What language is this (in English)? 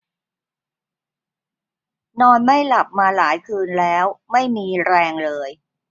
Thai